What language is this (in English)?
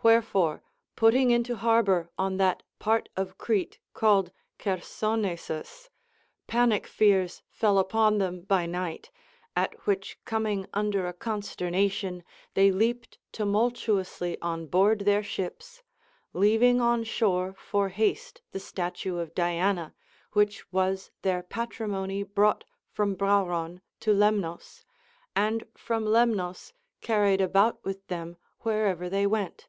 English